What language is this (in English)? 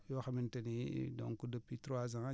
Wolof